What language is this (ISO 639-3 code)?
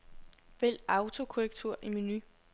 dan